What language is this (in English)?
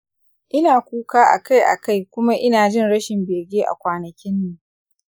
Hausa